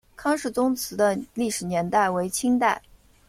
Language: Chinese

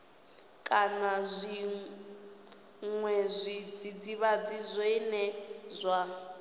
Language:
Venda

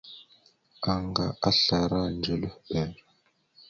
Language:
Mada (Cameroon)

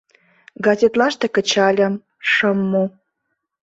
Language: Mari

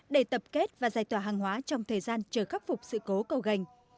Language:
Vietnamese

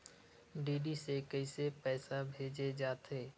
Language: Chhattisgarhi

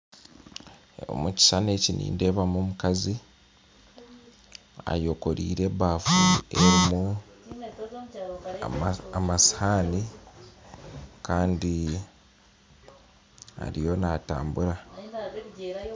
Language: Nyankole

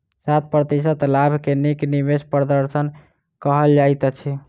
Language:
Maithili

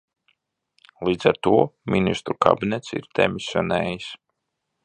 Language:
Latvian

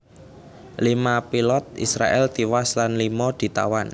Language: Javanese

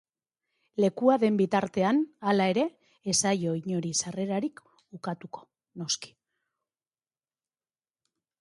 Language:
Basque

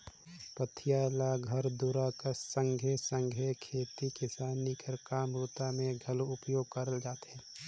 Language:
Chhattisgarhi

